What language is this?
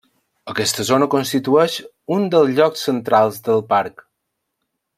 Catalan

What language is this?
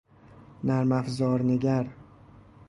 Persian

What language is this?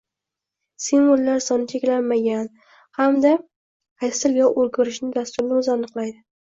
Uzbek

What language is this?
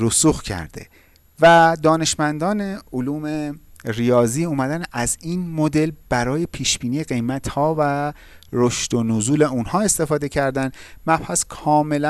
Persian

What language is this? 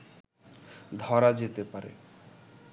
Bangla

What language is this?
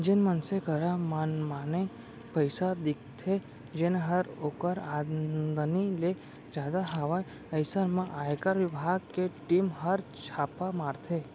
Chhattisgarhi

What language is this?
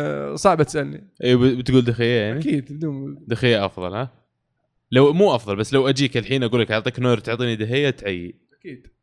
Arabic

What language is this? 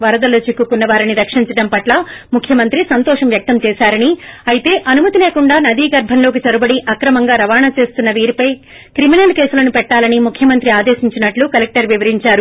Telugu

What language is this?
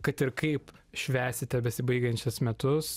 Lithuanian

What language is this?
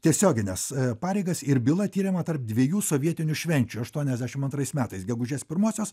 Lithuanian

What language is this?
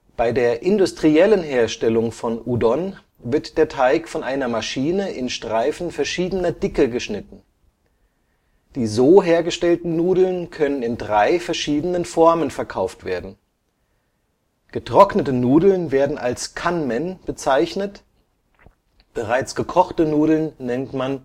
German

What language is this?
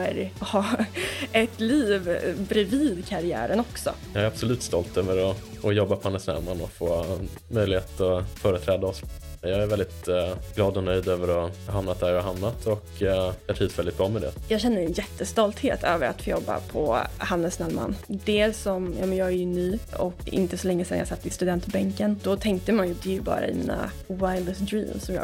Swedish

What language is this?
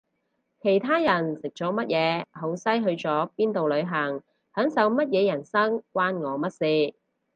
Cantonese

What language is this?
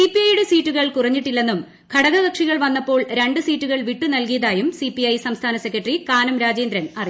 Malayalam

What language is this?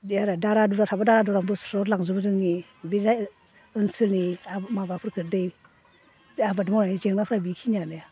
Bodo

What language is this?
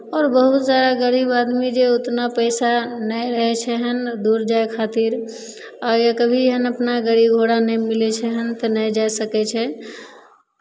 Maithili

